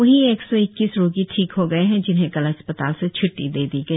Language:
Hindi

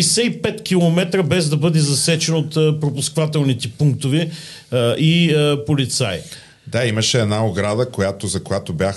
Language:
Bulgarian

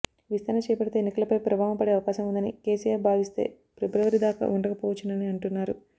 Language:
Telugu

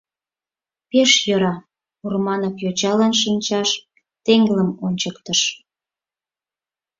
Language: Mari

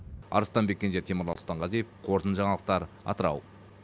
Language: Kazakh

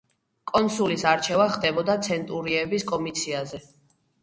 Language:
Georgian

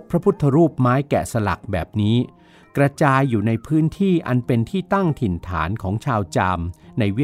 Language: Thai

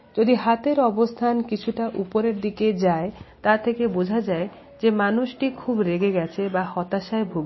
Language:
Bangla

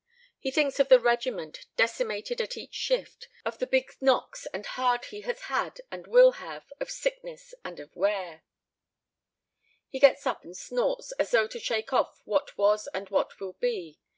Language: English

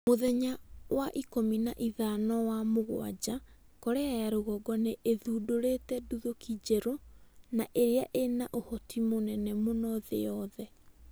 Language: Kikuyu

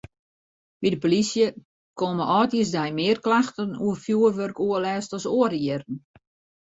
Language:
Western Frisian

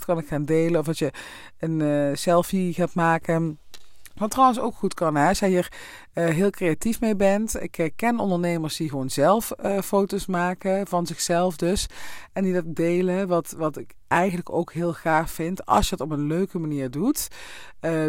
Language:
Dutch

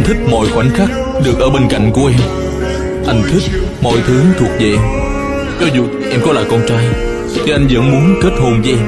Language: Vietnamese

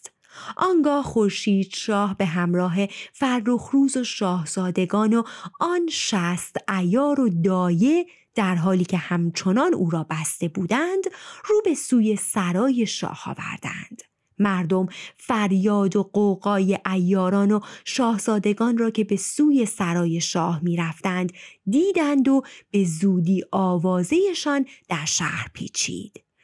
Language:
Persian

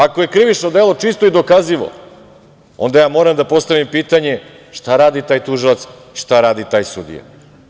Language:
Serbian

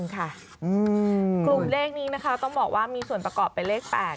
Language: Thai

